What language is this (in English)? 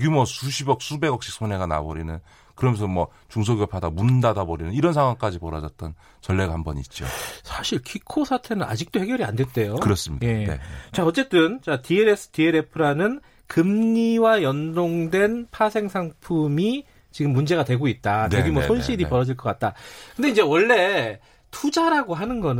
Korean